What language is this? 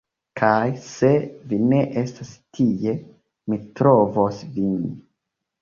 Esperanto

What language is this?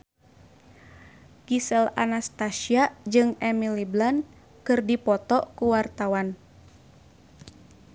Sundanese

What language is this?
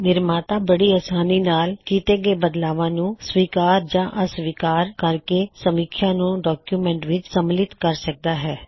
Punjabi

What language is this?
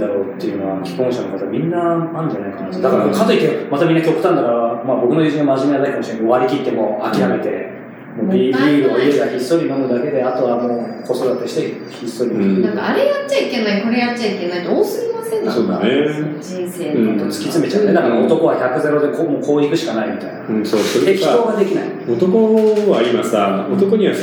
Japanese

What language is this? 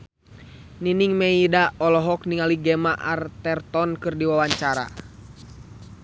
Sundanese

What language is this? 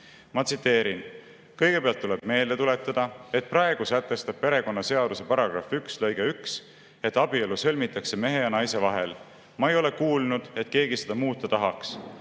Estonian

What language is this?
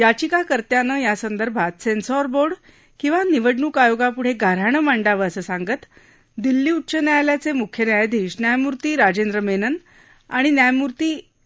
Marathi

